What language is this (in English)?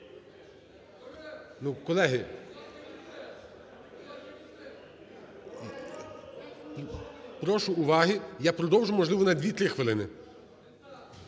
Ukrainian